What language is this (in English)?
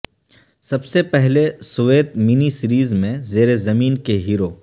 Urdu